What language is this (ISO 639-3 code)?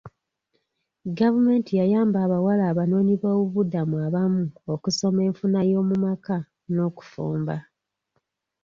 lug